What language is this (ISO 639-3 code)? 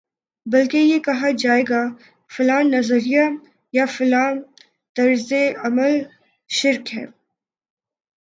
urd